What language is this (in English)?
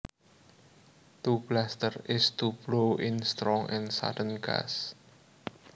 Javanese